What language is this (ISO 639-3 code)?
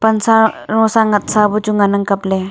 nnp